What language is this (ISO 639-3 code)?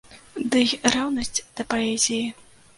bel